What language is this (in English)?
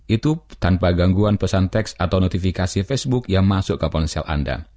Indonesian